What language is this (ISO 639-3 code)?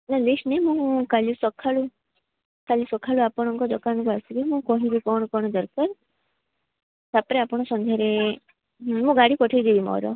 ori